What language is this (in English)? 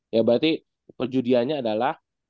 Indonesian